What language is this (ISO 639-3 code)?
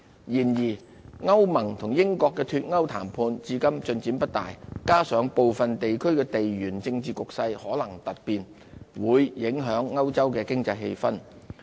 yue